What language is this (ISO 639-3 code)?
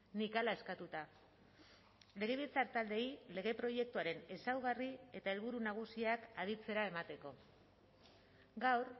eus